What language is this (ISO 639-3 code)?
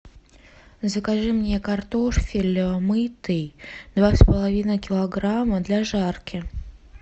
rus